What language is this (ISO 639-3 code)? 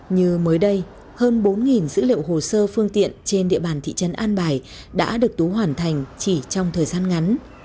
vie